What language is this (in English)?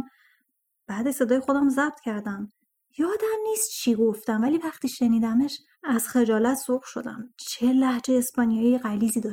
Persian